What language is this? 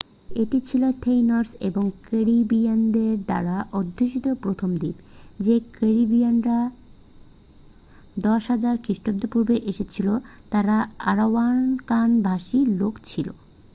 Bangla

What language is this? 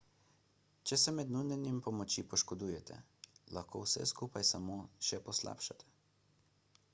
Slovenian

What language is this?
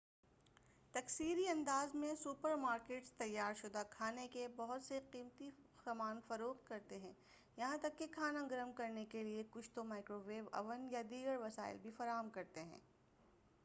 Urdu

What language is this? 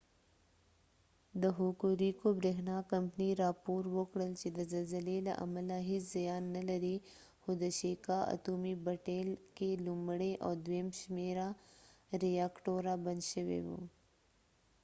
Pashto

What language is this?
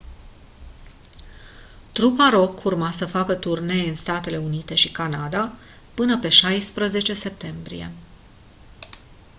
Romanian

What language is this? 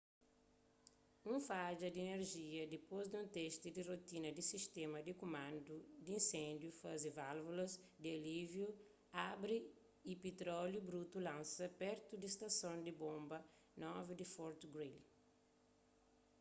Kabuverdianu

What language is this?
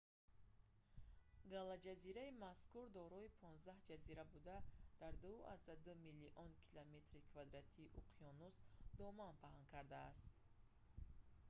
Tajik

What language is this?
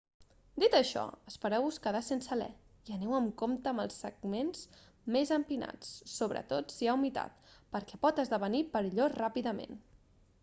Catalan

